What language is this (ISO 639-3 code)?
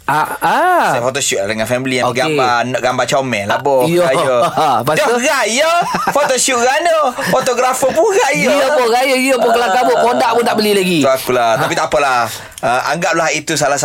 msa